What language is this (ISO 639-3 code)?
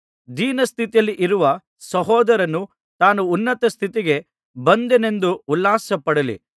kan